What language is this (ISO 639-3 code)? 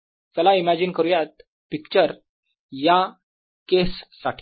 mar